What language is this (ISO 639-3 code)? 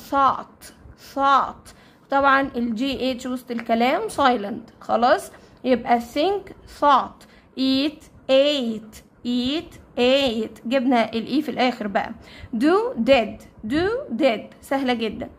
ara